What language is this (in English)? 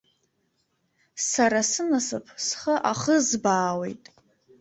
Abkhazian